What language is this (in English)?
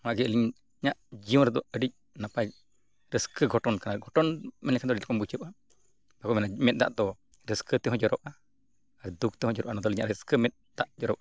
Santali